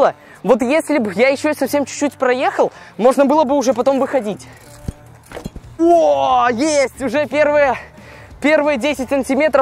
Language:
Russian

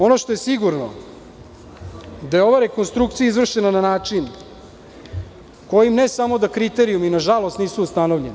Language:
Serbian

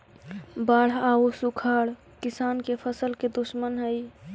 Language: Magahi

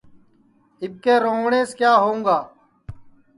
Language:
Sansi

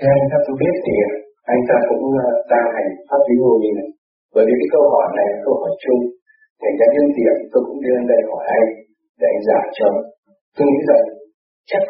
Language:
Vietnamese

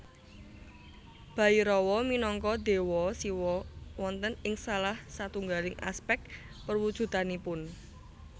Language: Javanese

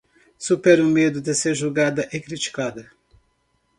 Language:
Portuguese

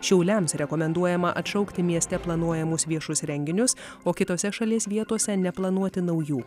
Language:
Lithuanian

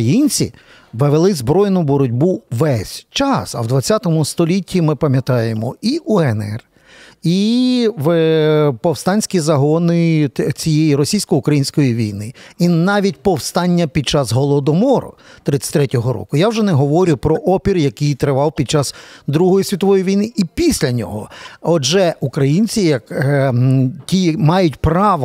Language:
Ukrainian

